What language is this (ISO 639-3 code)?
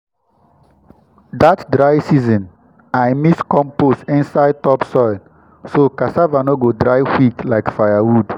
pcm